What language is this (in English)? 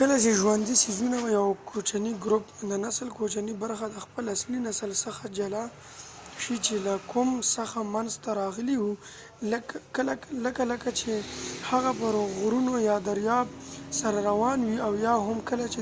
Pashto